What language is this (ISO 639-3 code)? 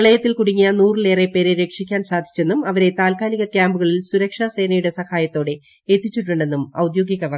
mal